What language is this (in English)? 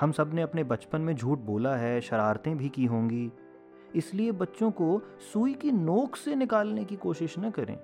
Hindi